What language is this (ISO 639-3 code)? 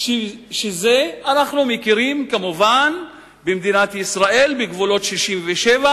heb